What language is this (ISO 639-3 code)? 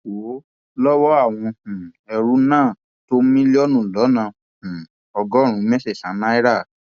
yor